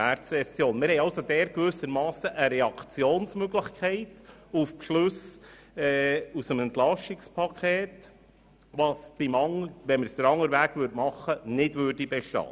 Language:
Swiss German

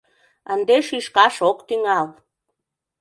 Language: Mari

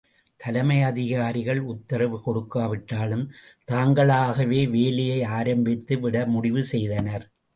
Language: Tamil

